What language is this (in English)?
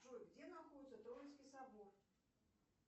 Russian